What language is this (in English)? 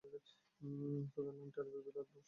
Bangla